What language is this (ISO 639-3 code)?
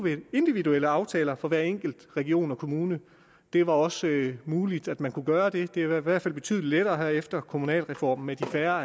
dan